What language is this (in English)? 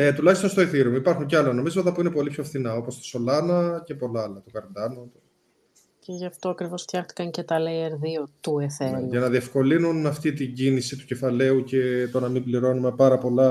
Greek